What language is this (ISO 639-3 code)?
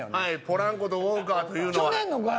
jpn